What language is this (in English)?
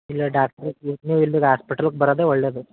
Kannada